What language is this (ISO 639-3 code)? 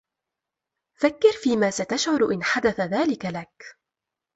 ara